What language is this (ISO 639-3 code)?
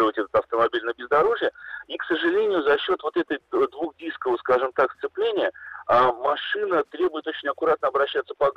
rus